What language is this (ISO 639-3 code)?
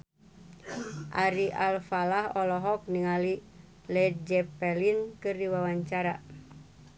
sun